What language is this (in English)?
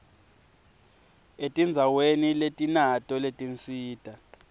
Swati